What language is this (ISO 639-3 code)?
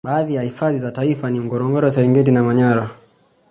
swa